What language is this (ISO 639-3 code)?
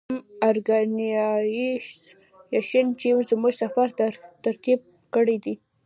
pus